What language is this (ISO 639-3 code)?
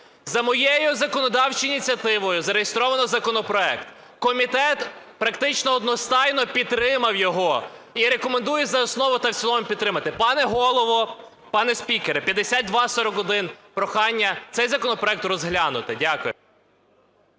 ukr